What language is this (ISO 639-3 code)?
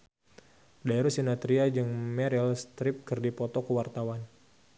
sun